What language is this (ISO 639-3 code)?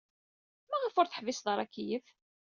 kab